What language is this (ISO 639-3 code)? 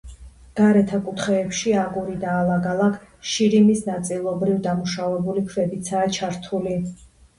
kat